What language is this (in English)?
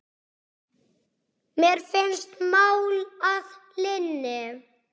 Icelandic